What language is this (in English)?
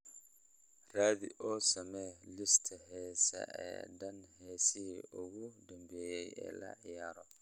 Somali